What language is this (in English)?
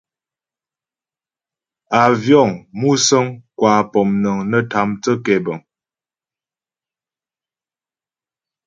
Ghomala